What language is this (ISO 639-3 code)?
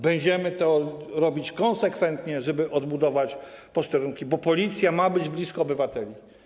pol